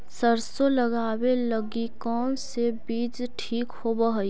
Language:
Magahi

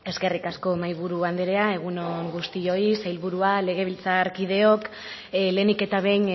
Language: Basque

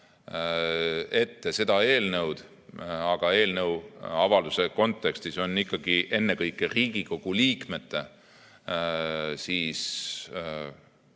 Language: Estonian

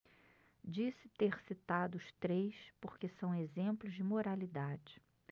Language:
Portuguese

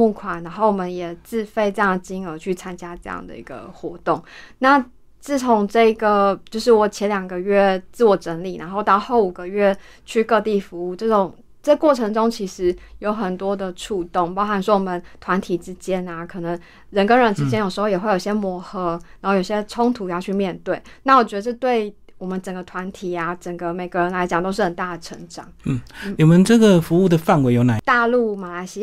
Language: Chinese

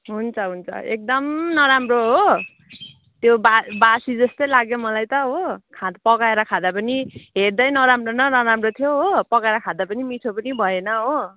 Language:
Nepali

